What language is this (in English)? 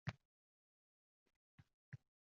Uzbek